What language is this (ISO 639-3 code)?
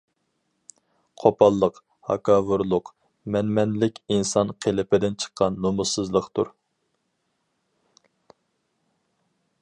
uig